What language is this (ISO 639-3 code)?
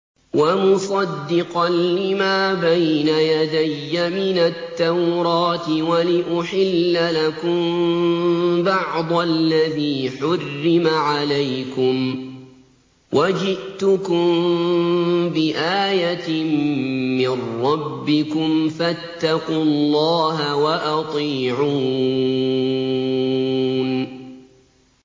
ara